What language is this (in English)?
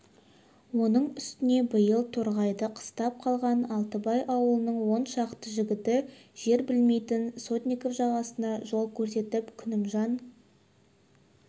Kazakh